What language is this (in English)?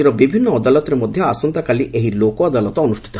Odia